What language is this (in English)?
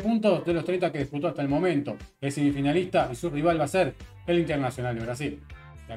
Spanish